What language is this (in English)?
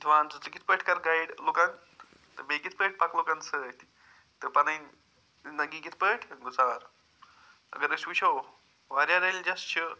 Kashmiri